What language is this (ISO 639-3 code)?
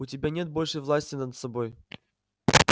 rus